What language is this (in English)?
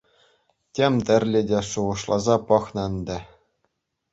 Chuvash